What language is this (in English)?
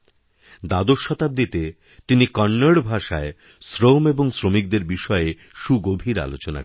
Bangla